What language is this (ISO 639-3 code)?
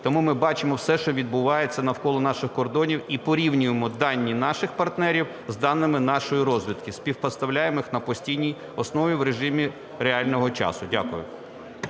ukr